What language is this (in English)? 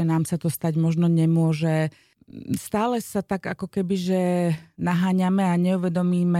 Slovak